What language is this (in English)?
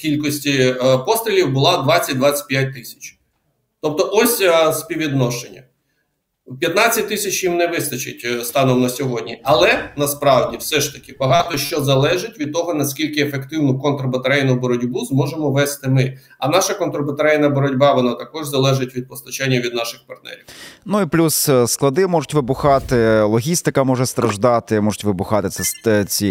Ukrainian